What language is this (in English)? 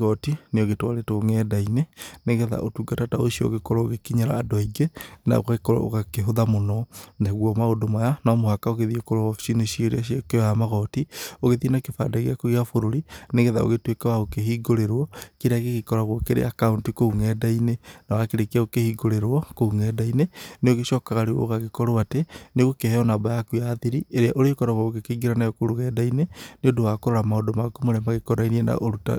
Kikuyu